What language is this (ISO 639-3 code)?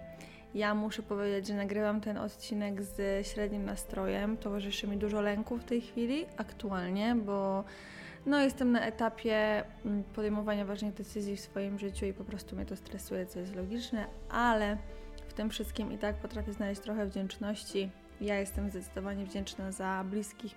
pol